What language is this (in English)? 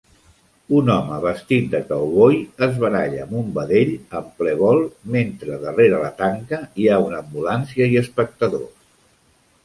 Catalan